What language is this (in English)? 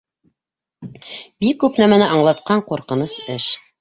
Bashkir